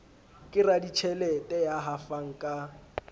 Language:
Southern Sotho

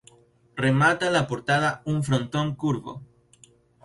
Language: Spanish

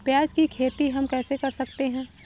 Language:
Hindi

